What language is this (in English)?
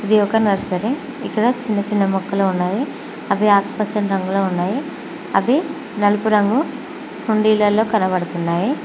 Telugu